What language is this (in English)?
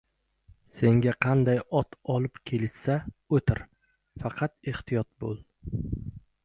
Uzbek